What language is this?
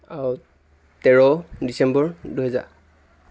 Assamese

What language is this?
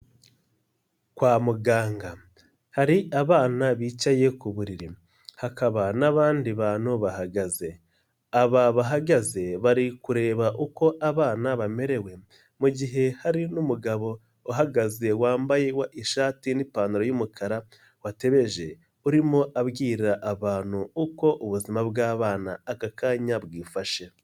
Kinyarwanda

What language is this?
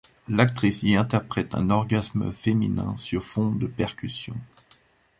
French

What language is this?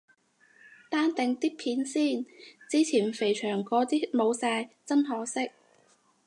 Cantonese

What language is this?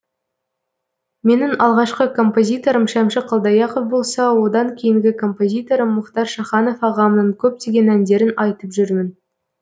Kazakh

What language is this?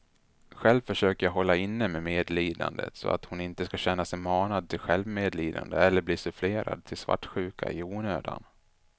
Swedish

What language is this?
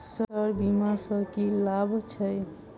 Maithili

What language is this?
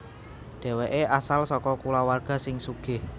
Javanese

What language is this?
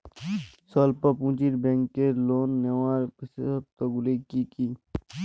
Bangla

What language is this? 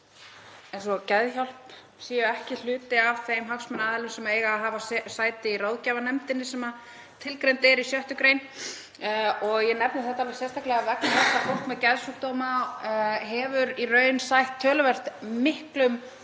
Icelandic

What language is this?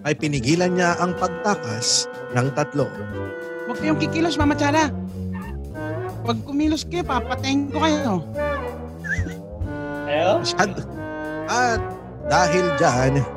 Filipino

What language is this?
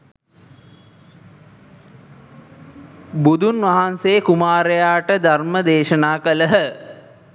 Sinhala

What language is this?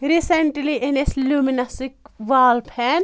Kashmiri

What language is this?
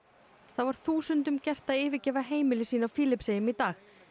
Icelandic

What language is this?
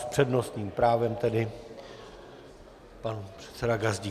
Czech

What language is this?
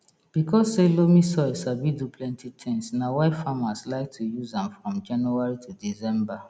Nigerian Pidgin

